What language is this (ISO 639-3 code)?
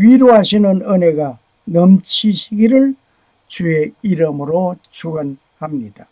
kor